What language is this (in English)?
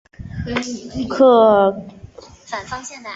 Chinese